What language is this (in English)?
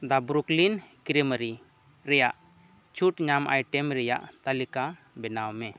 Santali